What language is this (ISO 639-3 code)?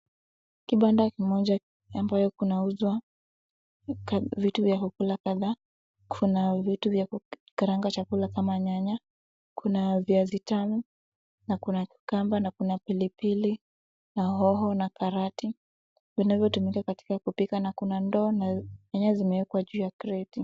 swa